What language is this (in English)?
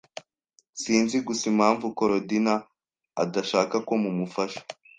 Kinyarwanda